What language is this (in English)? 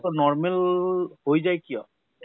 Assamese